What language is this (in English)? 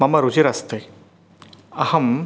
Sanskrit